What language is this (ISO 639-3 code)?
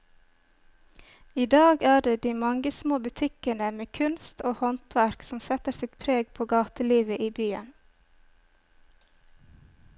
nor